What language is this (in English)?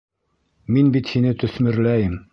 Bashkir